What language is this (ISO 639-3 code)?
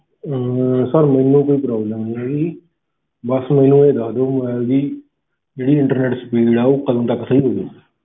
pan